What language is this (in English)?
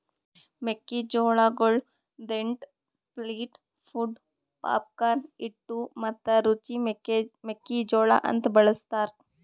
Kannada